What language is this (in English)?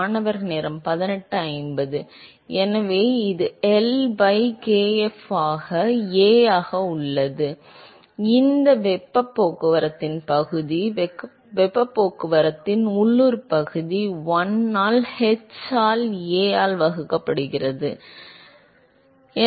Tamil